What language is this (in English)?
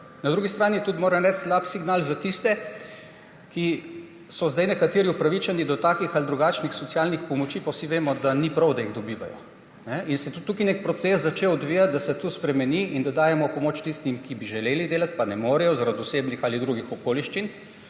Slovenian